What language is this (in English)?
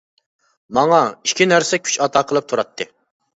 Uyghur